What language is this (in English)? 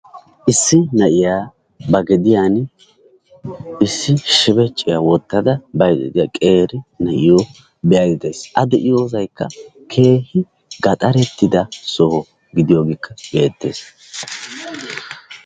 Wolaytta